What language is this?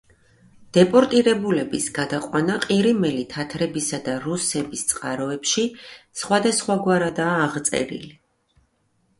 Georgian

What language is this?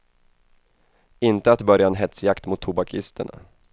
Swedish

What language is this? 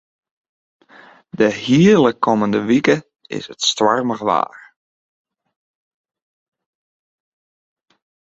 Western Frisian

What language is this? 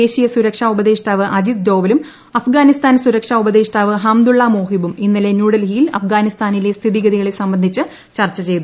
Malayalam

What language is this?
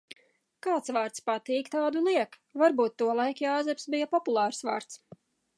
Latvian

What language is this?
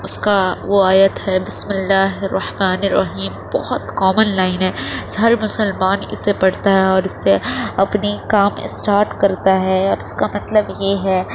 Urdu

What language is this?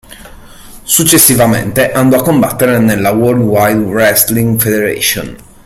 Italian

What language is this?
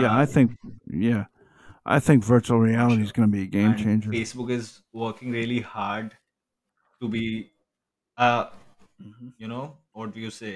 English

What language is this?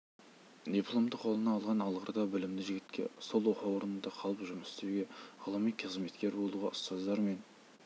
Kazakh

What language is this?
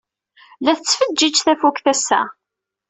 Kabyle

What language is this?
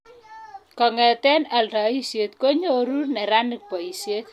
Kalenjin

